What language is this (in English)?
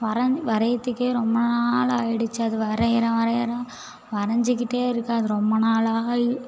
Tamil